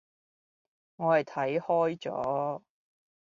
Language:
Cantonese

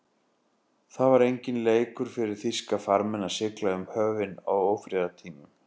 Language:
Icelandic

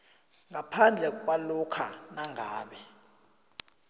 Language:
South Ndebele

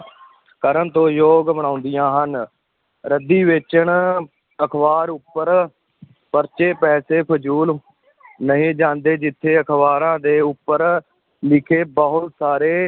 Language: Punjabi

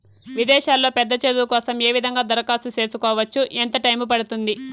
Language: Telugu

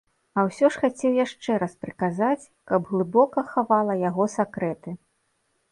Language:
Belarusian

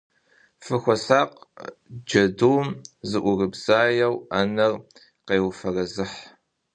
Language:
Kabardian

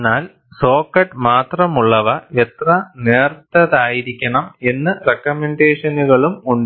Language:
Malayalam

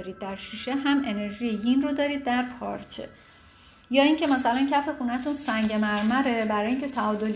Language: Persian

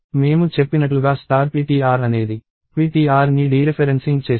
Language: Telugu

